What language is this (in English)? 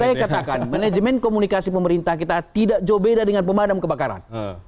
Indonesian